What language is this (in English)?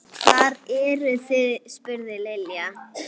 Icelandic